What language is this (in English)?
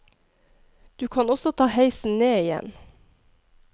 Norwegian